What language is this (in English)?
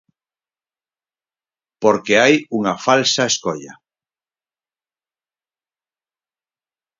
Galician